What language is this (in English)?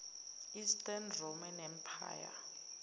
Zulu